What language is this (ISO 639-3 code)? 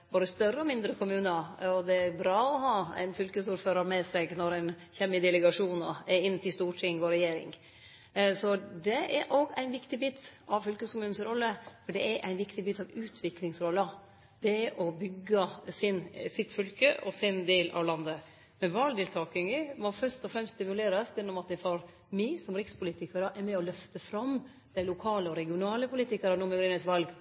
nno